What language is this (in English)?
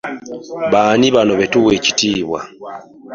Ganda